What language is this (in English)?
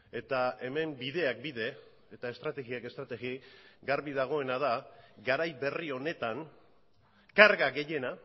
Basque